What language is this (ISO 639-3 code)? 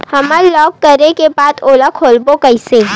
hne